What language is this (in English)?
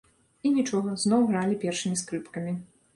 Belarusian